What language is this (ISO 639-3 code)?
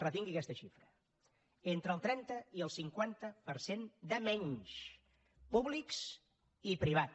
cat